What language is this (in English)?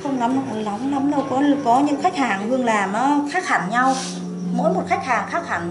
Vietnamese